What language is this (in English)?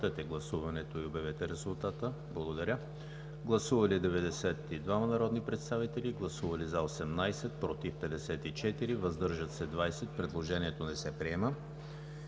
Bulgarian